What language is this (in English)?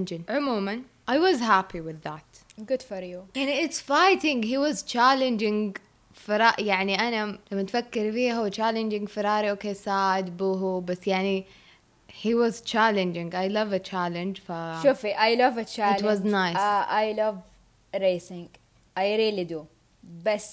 Arabic